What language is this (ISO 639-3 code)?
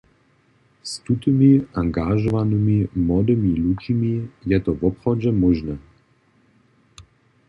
hsb